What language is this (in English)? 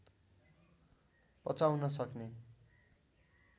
Nepali